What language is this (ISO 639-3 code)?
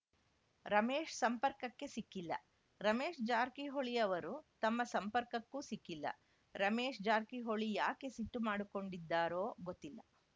kan